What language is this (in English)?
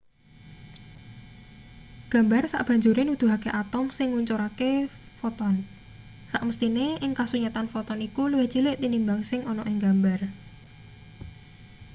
Javanese